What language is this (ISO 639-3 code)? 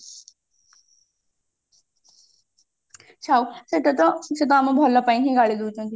ori